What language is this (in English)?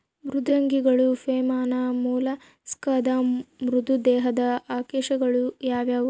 Kannada